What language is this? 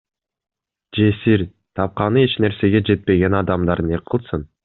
Kyrgyz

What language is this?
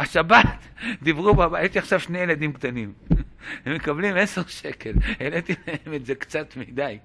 Hebrew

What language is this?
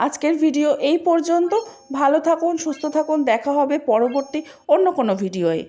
Bangla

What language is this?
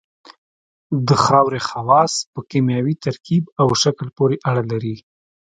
Pashto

